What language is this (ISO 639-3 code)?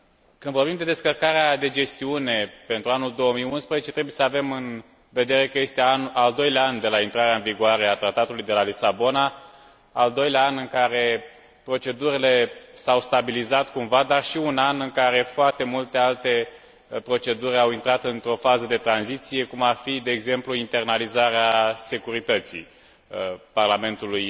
ron